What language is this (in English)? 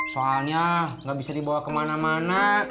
Indonesian